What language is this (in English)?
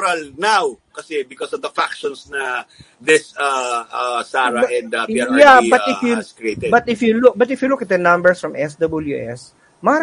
Filipino